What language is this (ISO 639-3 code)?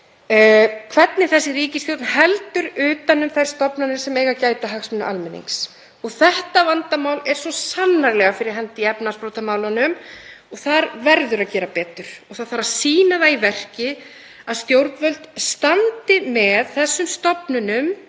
isl